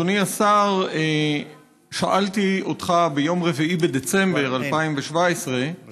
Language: Hebrew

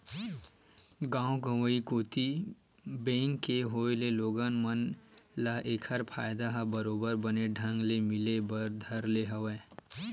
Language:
Chhattisgarhi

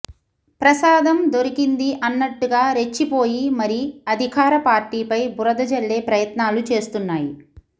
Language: Telugu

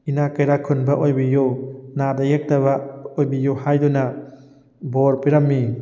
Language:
Manipuri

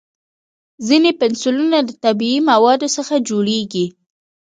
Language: Pashto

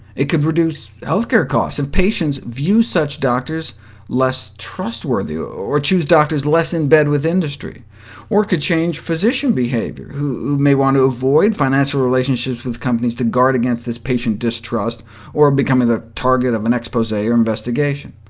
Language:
English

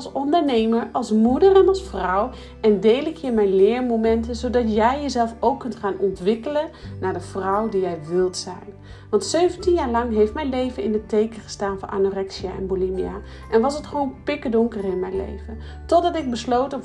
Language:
Dutch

